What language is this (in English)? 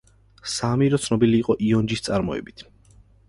Georgian